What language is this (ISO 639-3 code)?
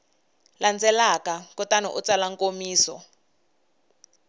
tso